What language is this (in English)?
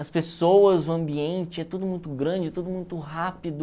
Portuguese